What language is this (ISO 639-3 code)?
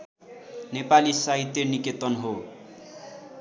nep